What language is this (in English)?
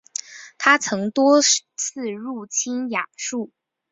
Chinese